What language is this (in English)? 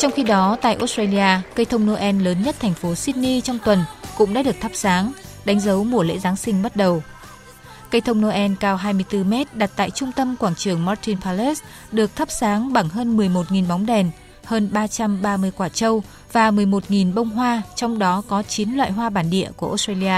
Vietnamese